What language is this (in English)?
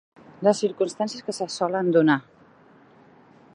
Catalan